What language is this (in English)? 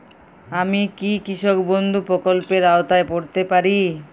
Bangla